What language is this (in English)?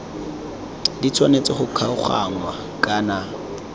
Tswana